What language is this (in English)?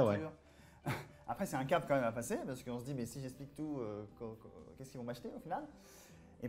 French